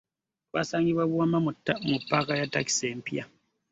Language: Ganda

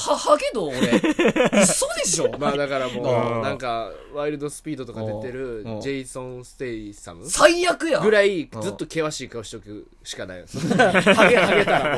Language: Japanese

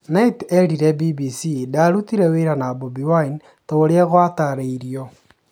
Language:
Kikuyu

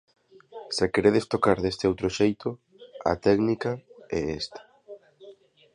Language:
Galician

